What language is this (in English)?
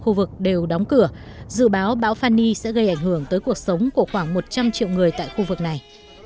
Vietnamese